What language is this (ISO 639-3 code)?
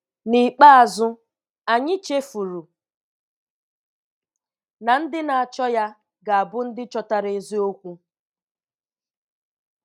ibo